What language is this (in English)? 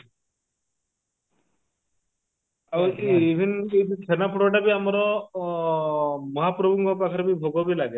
Odia